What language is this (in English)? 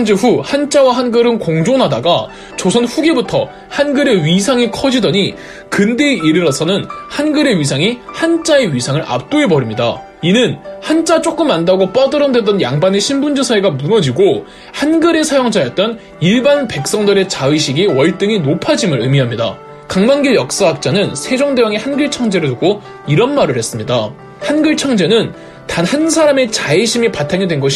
Korean